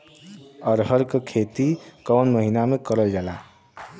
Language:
Bhojpuri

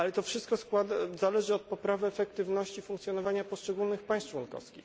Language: Polish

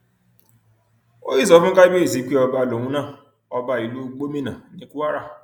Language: Yoruba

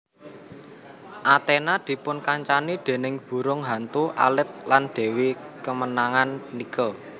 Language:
Javanese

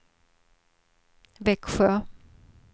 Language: Swedish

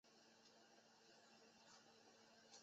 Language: Chinese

